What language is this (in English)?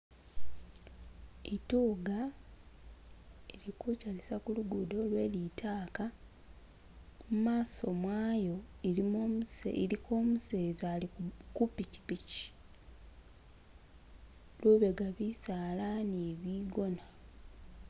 Masaaba